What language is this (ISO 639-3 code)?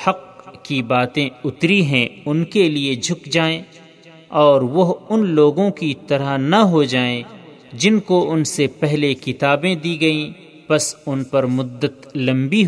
urd